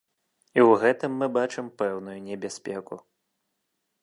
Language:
Belarusian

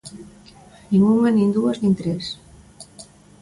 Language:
Galician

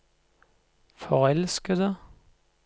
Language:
Norwegian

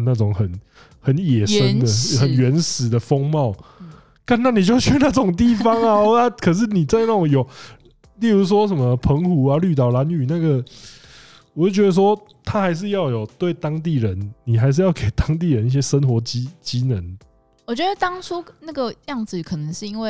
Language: Chinese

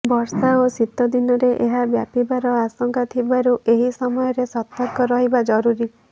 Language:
Odia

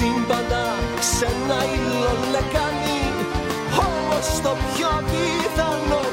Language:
Greek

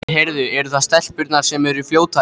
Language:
Icelandic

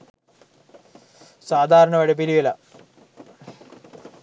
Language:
Sinhala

